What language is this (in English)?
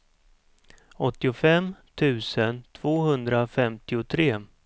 Swedish